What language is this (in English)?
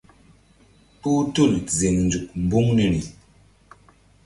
Mbum